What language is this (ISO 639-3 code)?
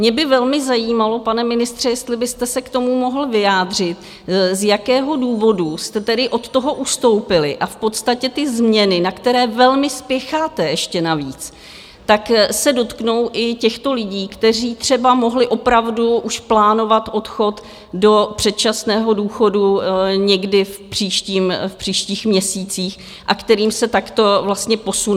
ces